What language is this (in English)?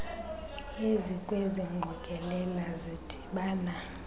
Xhosa